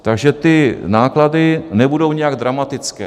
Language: Czech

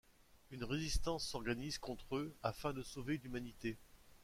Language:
French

